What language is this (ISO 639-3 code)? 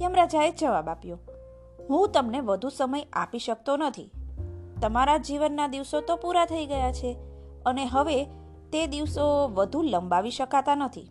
guj